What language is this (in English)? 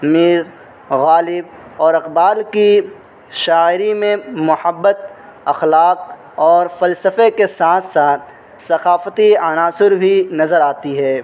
Urdu